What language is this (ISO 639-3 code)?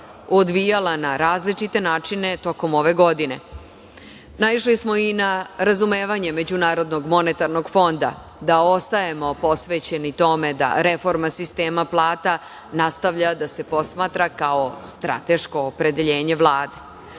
srp